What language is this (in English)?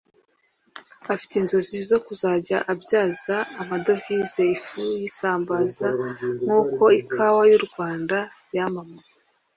Kinyarwanda